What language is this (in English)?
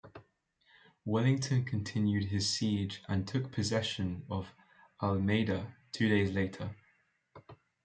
English